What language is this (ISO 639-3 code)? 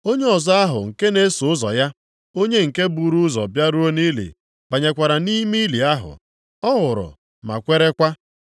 ibo